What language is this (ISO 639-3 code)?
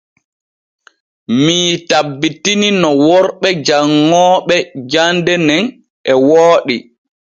fue